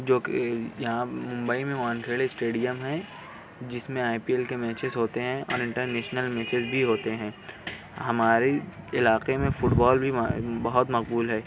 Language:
Urdu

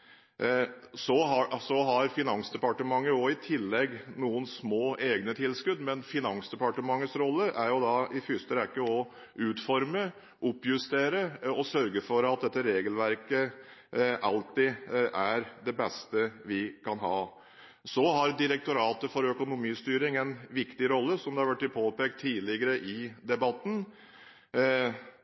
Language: Norwegian Bokmål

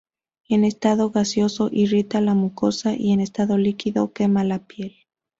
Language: Spanish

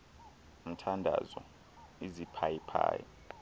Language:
Xhosa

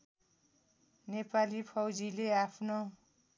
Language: Nepali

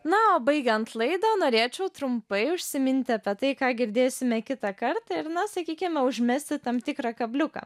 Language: Lithuanian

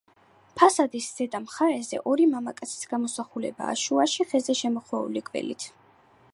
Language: Georgian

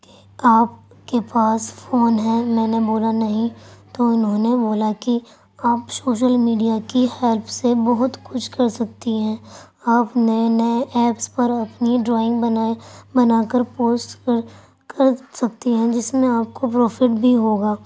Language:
Urdu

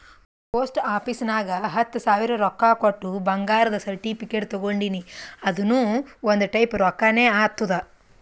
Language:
Kannada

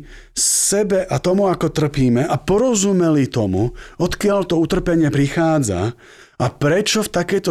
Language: Slovak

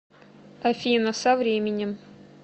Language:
Russian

